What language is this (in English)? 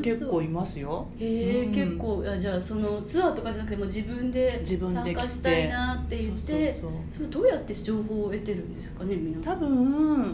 Japanese